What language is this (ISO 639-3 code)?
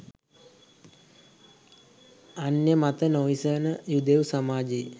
sin